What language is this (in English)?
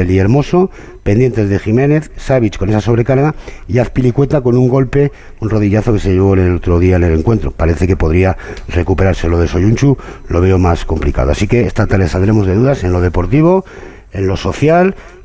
Spanish